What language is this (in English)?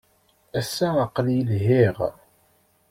Kabyle